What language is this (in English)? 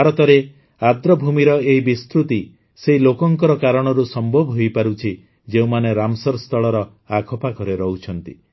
Odia